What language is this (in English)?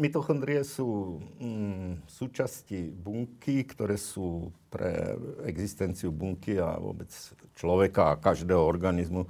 Slovak